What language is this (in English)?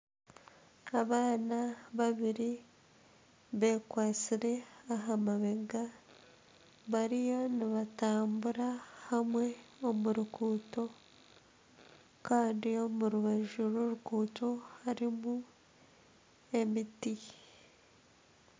Nyankole